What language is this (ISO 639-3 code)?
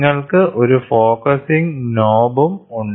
mal